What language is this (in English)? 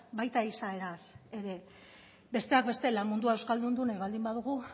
Basque